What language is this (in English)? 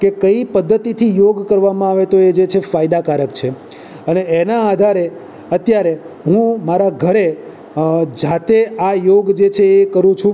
Gujarati